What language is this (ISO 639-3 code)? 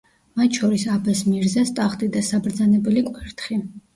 kat